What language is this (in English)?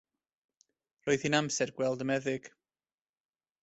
Welsh